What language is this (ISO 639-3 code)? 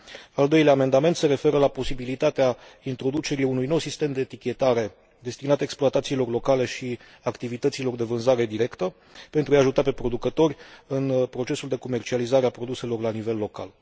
ron